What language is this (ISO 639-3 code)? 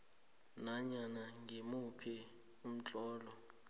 nbl